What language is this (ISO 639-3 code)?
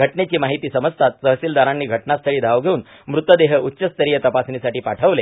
mar